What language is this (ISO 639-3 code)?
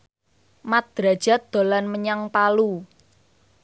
jav